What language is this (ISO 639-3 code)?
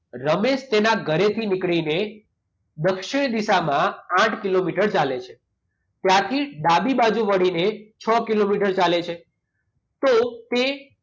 guj